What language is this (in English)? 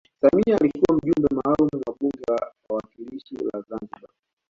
Swahili